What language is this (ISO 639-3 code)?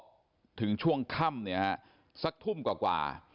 tha